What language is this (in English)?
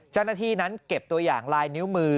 Thai